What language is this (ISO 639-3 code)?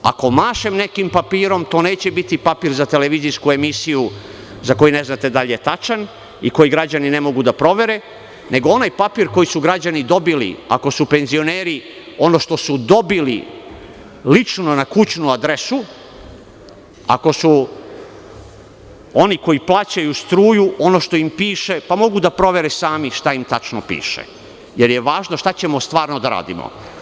srp